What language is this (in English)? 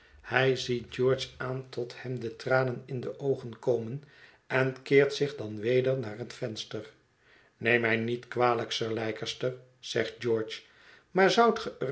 Dutch